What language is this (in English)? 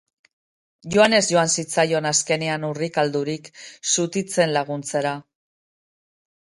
Basque